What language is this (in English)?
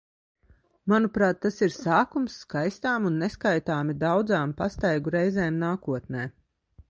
Latvian